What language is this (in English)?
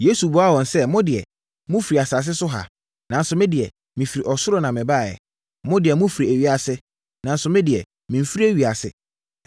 Akan